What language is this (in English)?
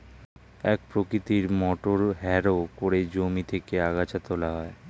Bangla